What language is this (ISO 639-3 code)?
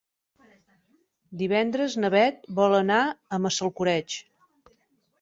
cat